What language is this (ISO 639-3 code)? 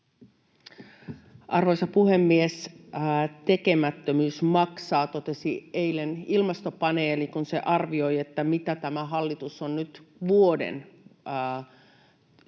fin